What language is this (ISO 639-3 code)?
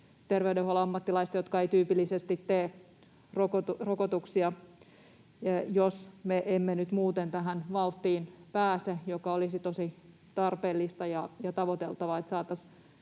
fin